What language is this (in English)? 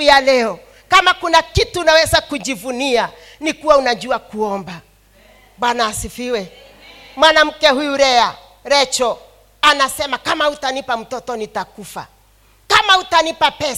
Swahili